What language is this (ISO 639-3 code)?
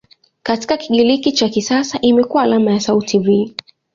swa